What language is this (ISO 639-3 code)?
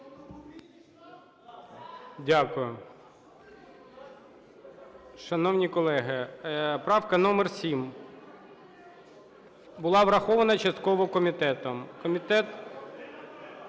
ukr